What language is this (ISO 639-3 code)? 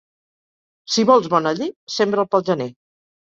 cat